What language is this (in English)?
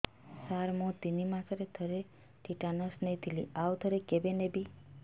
Odia